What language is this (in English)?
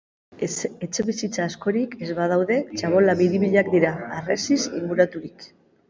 Basque